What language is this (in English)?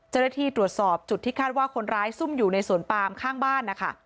Thai